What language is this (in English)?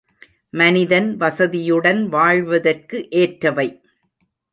Tamil